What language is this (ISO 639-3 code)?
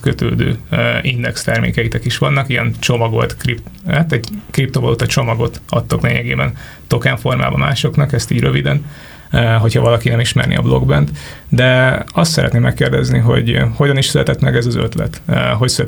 hun